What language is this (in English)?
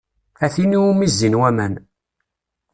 Kabyle